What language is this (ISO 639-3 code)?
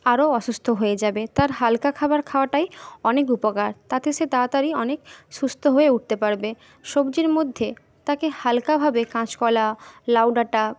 ben